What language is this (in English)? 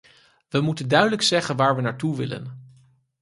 Dutch